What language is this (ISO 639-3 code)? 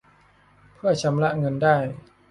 tha